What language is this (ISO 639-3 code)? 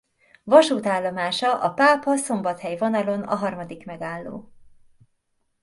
hun